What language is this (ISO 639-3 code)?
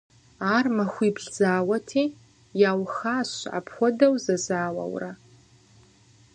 kbd